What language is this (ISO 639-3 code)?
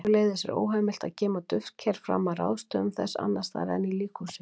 isl